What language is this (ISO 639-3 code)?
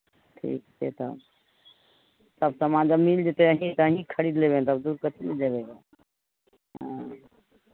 mai